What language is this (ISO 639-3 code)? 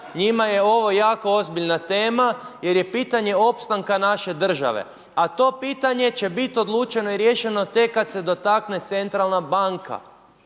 hrv